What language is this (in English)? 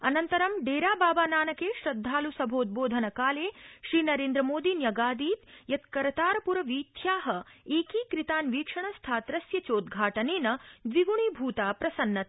Sanskrit